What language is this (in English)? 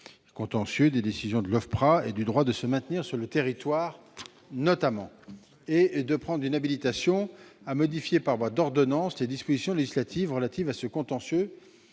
French